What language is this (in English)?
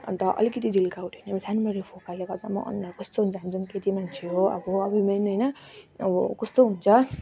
Nepali